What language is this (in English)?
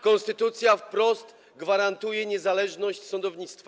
Polish